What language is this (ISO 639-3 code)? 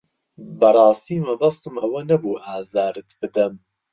ckb